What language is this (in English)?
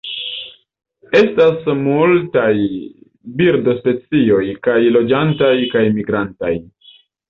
Esperanto